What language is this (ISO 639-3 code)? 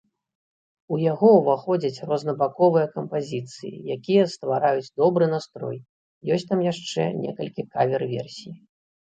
bel